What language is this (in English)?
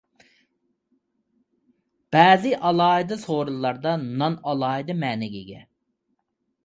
Uyghur